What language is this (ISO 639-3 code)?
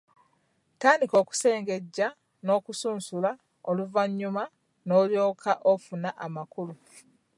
lug